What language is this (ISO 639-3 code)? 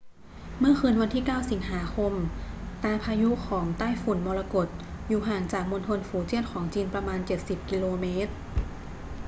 tha